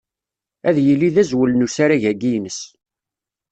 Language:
Kabyle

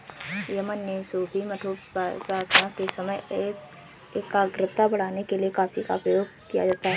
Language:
Hindi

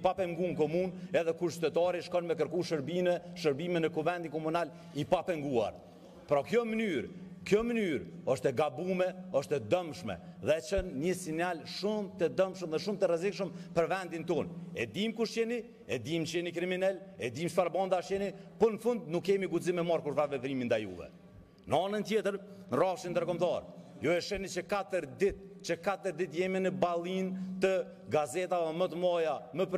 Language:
Romanian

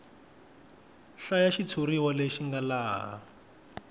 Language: Tsonga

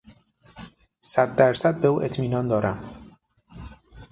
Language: Persian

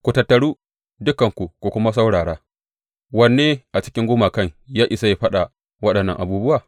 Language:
Hausa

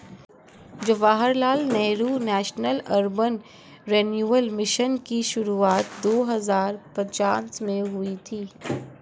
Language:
Hindi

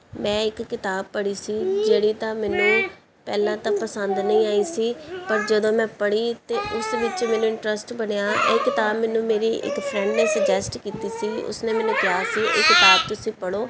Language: Punjabi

